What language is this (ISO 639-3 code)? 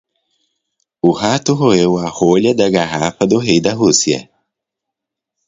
por